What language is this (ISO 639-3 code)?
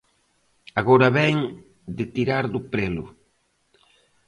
glg